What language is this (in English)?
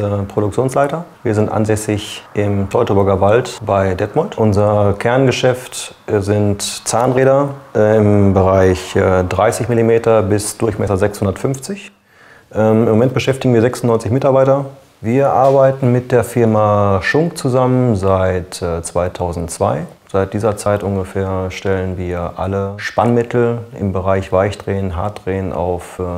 German